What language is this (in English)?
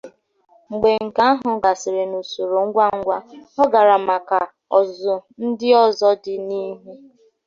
Igbo